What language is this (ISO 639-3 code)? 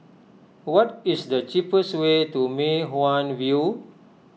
eng